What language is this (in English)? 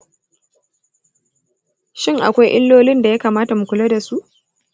Hausa